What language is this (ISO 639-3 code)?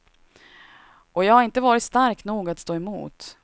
swe